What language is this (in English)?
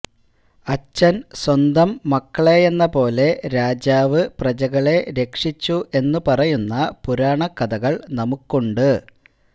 Malayalam